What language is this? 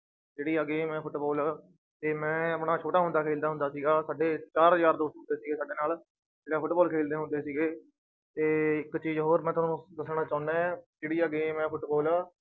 Punjabi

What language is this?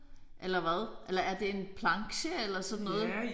Danish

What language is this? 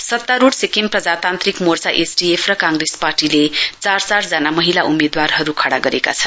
Nepali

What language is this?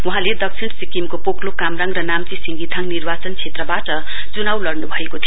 Nepali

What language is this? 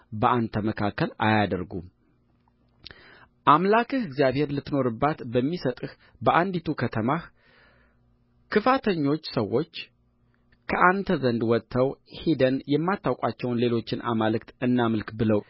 Amharic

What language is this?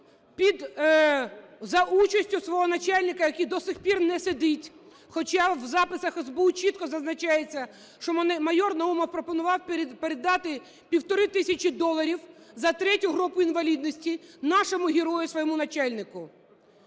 Ukrainian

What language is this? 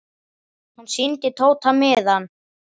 Icelandic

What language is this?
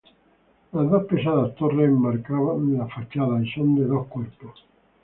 Spanish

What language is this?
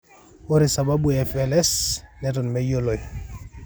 Masai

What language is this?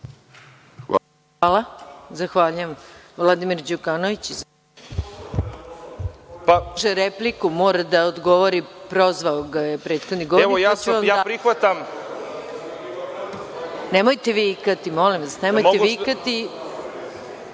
Serbian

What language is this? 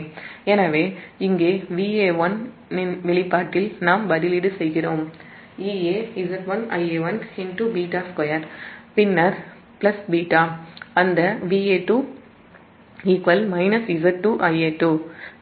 Tamil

